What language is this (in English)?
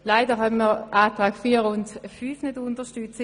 Swiss German